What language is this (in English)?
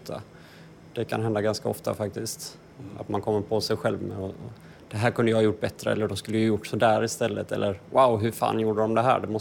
Swedish